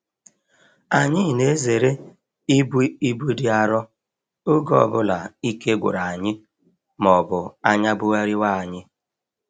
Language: Igbo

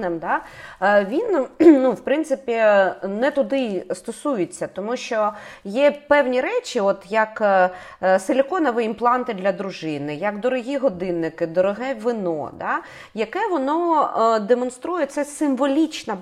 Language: Ukrainian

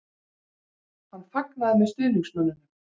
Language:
Icelandic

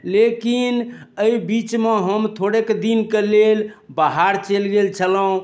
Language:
Maithili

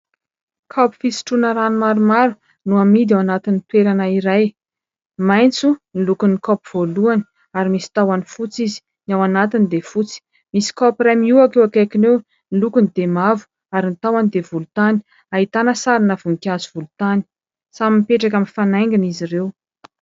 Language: Malagasy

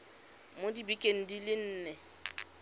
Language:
Tswana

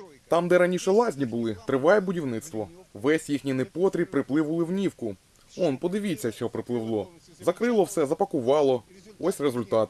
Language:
Ukrainian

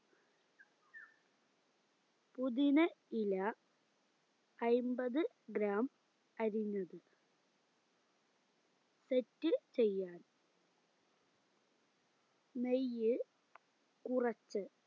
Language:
Malayalam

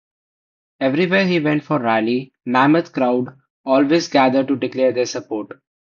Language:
English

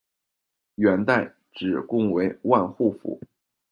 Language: Chinese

